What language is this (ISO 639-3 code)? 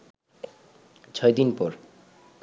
ben